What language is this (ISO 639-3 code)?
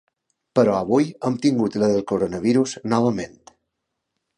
cat